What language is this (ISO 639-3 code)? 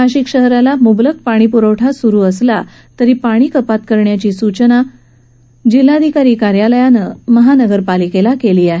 mar